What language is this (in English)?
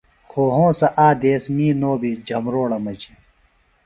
Phalura